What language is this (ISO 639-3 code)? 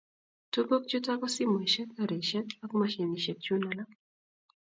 kln